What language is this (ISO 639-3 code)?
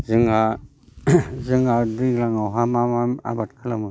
brx